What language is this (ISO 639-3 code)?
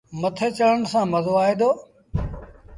sbn